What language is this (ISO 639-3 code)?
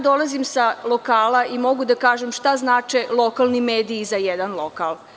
srp